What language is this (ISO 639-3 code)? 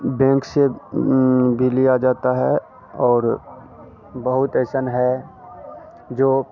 hin